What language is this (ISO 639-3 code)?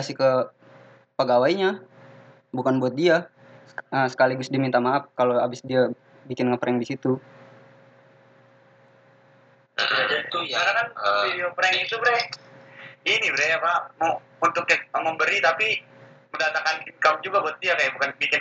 ind